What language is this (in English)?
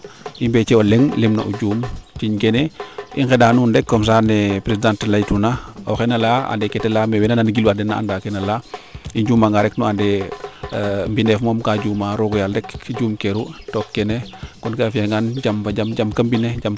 Serer